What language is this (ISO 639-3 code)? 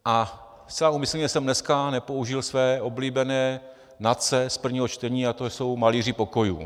ces